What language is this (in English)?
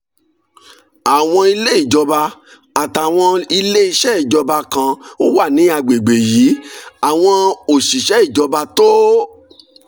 Yoruba